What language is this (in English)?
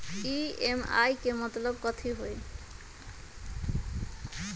Magahi